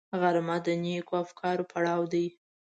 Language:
Pashto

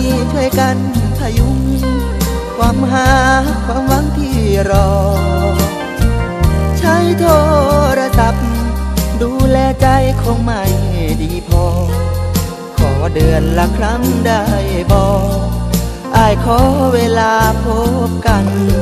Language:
Thai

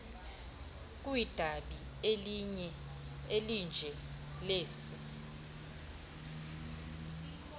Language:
Xhosa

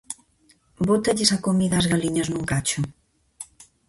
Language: Galician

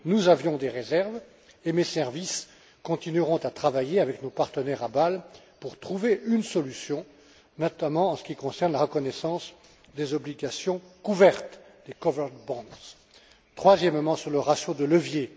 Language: French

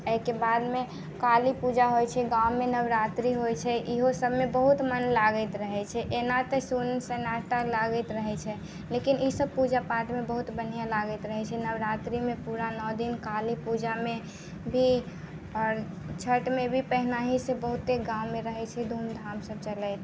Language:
Maithili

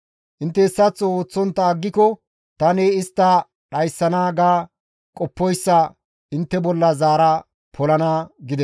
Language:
Gamo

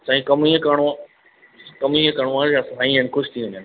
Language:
Sindhi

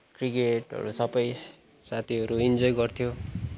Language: Nepali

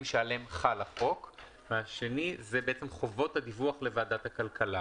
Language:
Hebrew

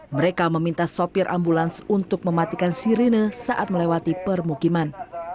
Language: Indonesian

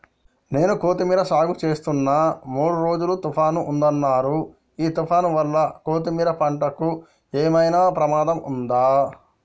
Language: Telugu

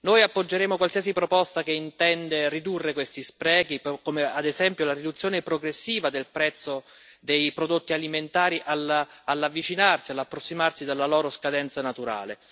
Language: Italian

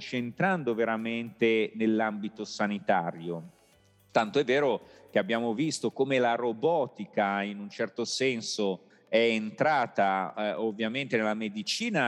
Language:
Italian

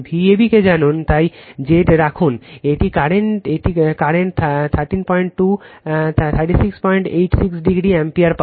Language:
Bangla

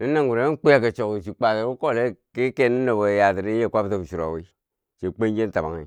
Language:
Bangwinji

